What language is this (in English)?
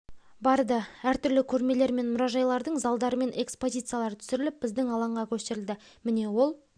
Kazakh